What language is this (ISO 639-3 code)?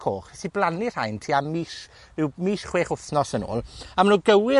cym